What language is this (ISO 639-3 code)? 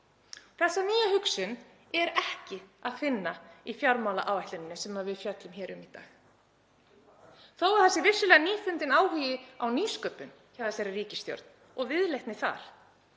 isl